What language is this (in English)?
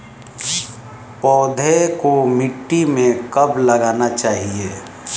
Hindi